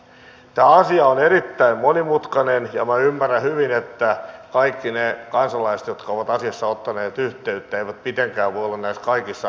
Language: Finnish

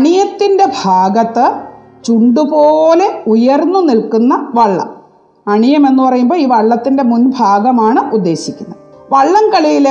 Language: Malayalam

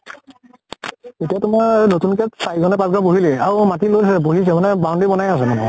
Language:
Assamese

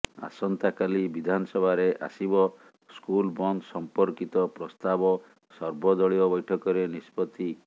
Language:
Odia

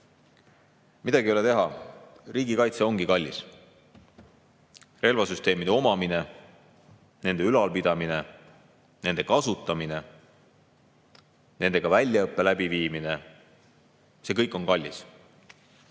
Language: Estonian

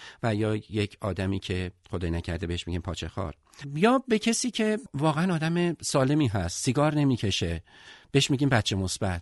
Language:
Persian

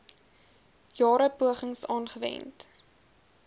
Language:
Afrikaans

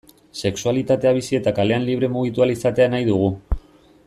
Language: Basque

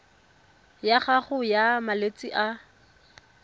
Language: Tswana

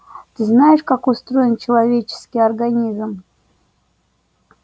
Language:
Russian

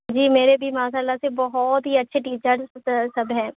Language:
Urdu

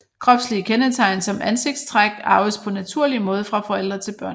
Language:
Danish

